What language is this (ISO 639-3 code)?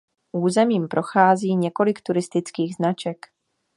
ces